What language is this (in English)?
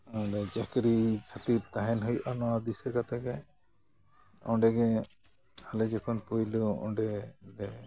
Santali